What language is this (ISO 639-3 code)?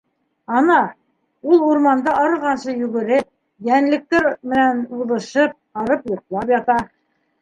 bak